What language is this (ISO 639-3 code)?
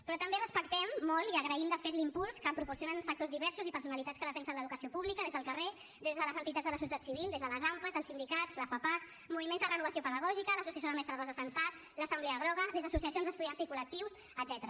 cat